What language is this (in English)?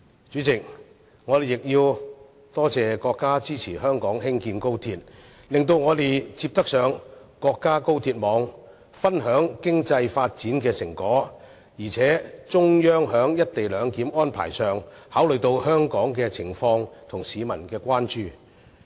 Cantonese